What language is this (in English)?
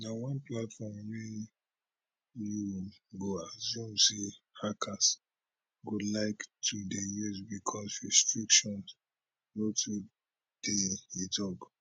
Nigerian Pidgin